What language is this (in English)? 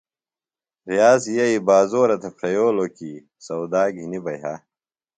Phalura